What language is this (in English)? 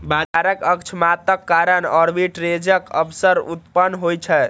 Maithili